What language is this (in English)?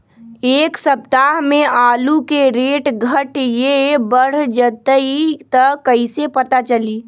Magahi